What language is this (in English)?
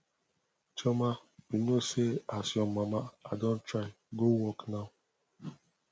Nigerian Pidgin